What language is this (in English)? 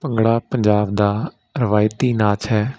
Punjabi